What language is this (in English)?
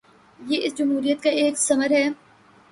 Urdu